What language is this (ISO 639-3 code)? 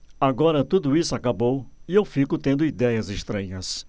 por